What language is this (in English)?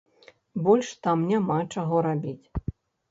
Belarusian